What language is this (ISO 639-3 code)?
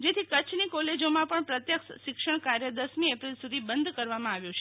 guj